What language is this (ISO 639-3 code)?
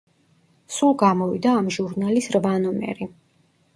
kat